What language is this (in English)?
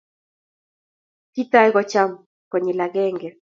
Kalenjin